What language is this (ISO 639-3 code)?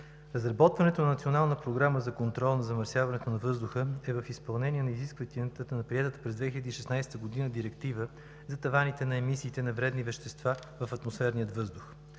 bul